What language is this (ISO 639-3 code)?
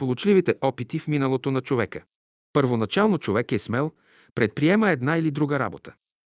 bul